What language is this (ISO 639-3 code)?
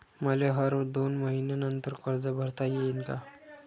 mar